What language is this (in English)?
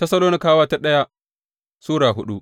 Hausa